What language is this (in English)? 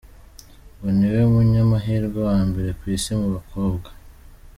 Kinyarwanda